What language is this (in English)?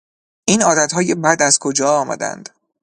Persian